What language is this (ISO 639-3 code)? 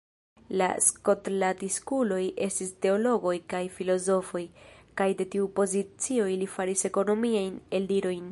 epo